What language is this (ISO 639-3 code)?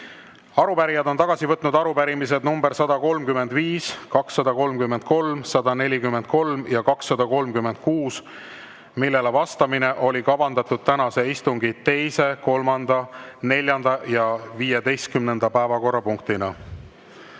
est